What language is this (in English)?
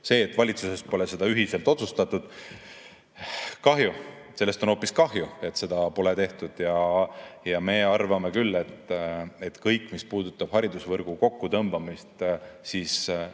Estonian